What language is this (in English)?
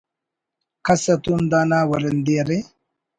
Brahui